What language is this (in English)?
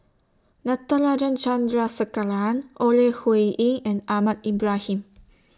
English